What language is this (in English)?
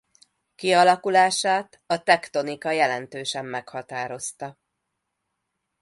Hungarian